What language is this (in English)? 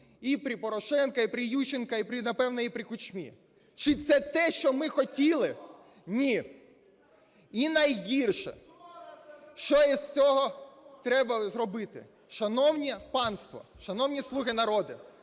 Ukrainian